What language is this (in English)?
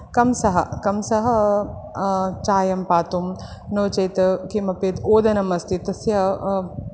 Sanskrit